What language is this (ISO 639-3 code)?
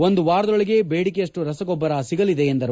kan